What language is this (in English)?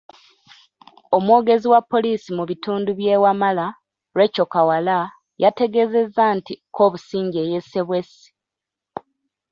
Ganda